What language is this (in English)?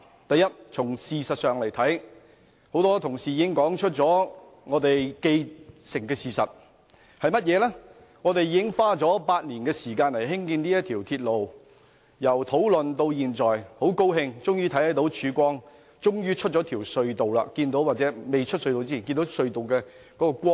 Cantonese